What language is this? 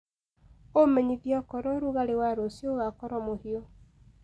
Kikuyu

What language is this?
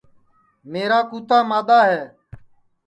Sansi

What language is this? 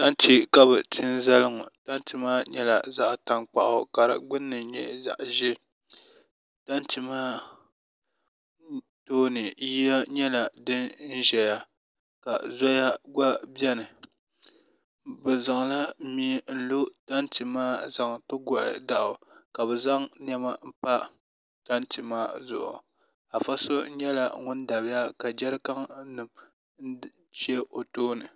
Dagbani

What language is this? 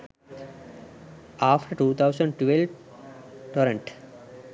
Sinhala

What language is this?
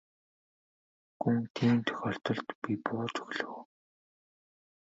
Mongolian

